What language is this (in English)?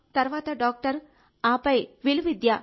Telugu